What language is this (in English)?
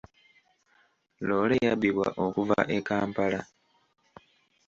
Ganda